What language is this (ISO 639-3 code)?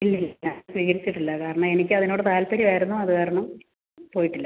mal